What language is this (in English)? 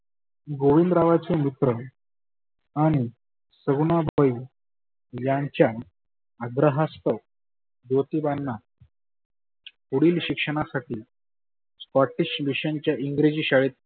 Marathi